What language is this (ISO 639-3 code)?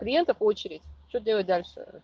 rus